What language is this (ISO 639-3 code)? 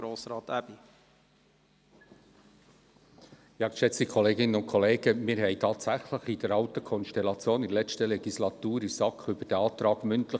gsw